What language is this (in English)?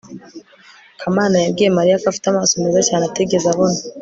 Kinyarwanda